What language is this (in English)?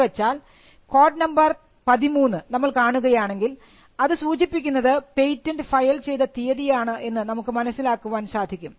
Malayalam